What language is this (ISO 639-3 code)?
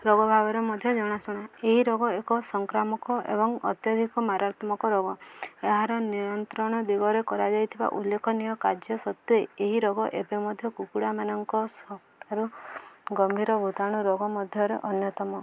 ori